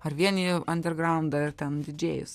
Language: Lithuanian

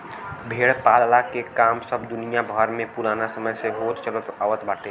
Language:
Bhojpuri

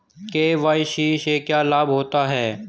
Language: Hindi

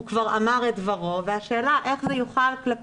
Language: Hebrew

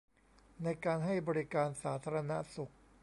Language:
Thai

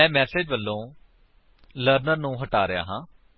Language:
Punjabi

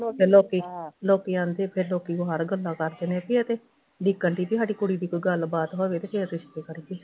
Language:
Punjabi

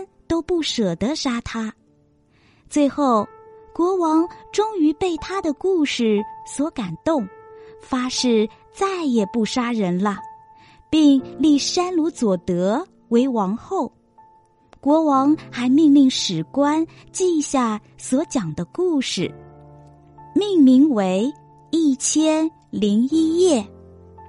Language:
Chinese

